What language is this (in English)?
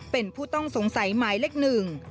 Thai